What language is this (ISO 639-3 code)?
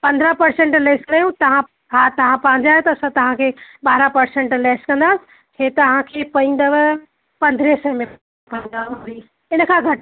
snd